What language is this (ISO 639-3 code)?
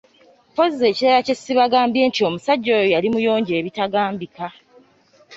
lug